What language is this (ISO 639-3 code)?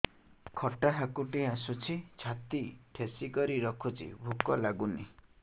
ori